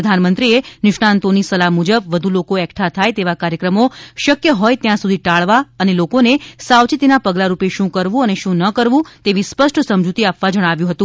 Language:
Gujarati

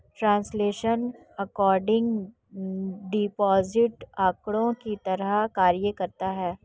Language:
Hindi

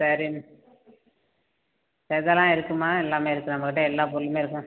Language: Tamil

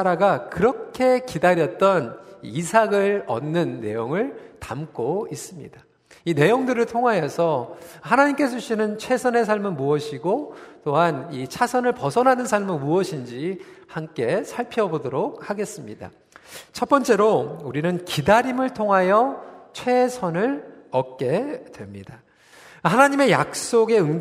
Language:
Korean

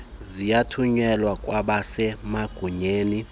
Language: Xhosa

